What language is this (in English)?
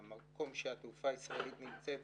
Hebrew